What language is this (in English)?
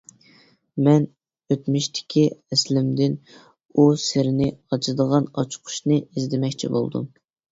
Uyghur